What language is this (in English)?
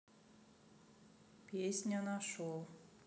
Russian